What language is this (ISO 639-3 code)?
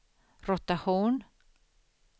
swe